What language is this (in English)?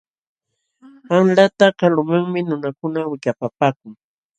Jauja Wanca Quechua